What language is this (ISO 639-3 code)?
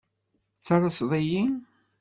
kab